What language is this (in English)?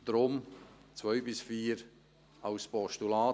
Swiss German